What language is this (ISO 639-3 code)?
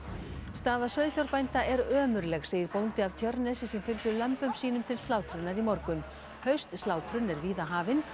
isl